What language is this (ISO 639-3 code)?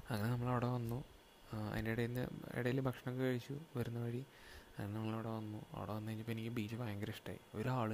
mal